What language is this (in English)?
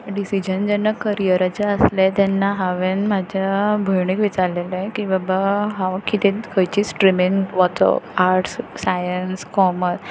Konkani